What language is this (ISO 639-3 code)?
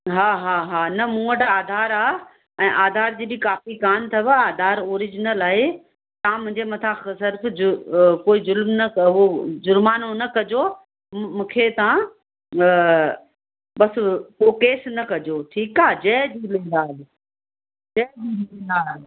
snd